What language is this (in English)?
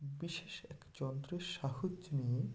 Bangla